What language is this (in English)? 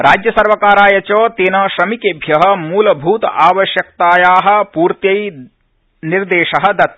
Sanskrit